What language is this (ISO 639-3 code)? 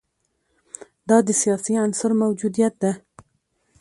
pus